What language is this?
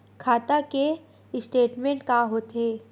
Chhattisgarhi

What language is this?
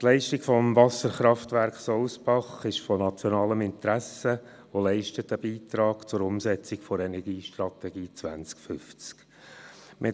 Swiss German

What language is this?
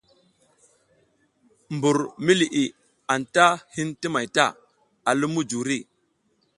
South Giziga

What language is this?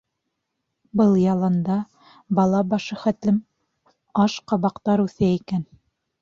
Bashkir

